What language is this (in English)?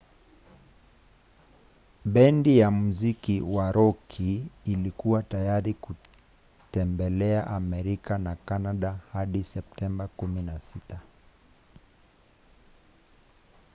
Swahili